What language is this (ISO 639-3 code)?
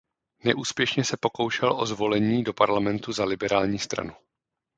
ces